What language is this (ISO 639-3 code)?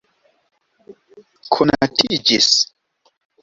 epo